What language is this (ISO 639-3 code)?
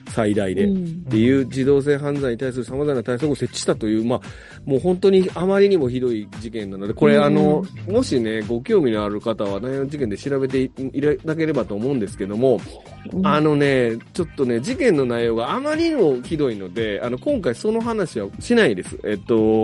jpn